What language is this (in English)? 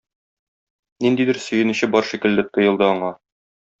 Tatar